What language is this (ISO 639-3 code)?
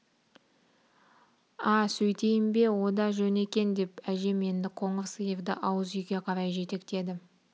kaz